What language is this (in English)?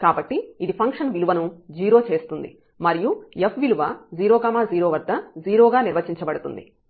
Telugu